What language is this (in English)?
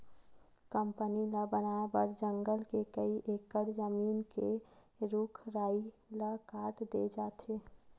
Chhattisgarhi